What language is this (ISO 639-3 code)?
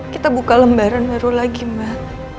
ind